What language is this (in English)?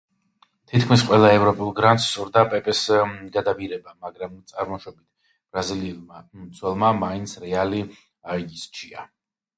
Georgian